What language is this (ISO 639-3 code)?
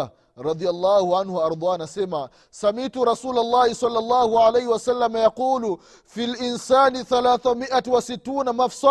swa